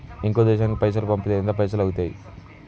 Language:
Telugu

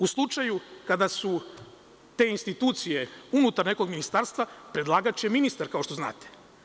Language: Serbian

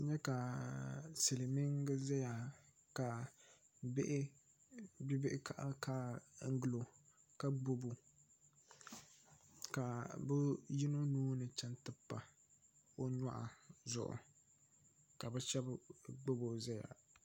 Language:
Dagbani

